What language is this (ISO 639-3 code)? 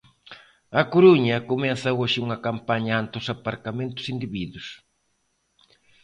glg